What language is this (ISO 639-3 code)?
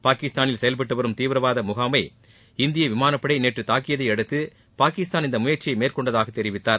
tam